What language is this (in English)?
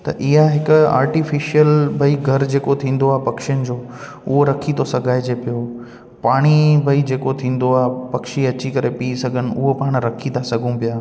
Sindhi